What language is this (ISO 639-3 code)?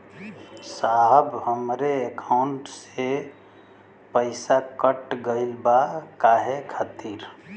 bho